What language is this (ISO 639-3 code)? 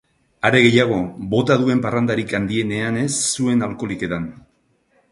eus